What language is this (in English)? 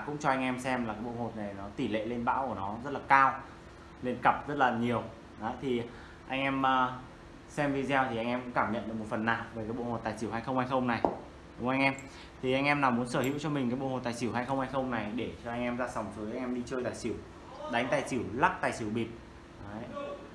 Vietnamese